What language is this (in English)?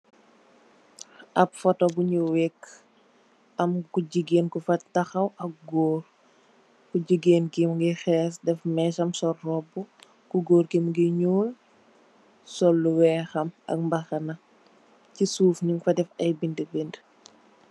Wolof